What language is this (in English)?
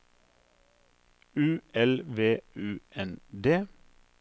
Norwegian